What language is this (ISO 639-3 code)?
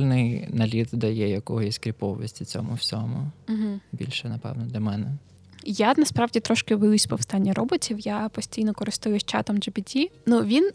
ukr